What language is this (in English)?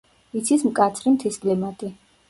Georgian